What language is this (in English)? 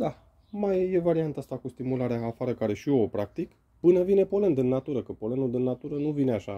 Romanian